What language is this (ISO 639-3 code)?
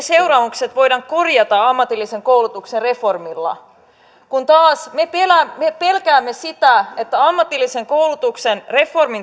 fin